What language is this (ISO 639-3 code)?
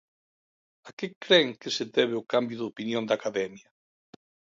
glg